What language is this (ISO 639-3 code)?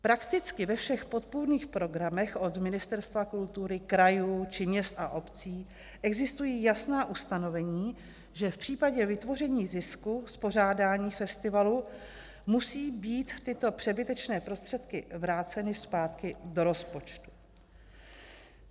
ces